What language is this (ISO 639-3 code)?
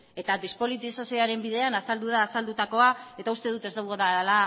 eus